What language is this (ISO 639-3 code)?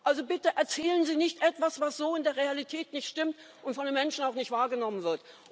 deu